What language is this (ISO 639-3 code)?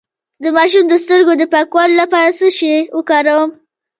pus